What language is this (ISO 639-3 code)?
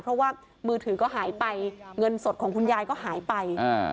tha